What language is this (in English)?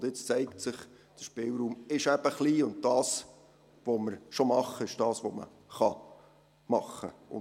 Swiss German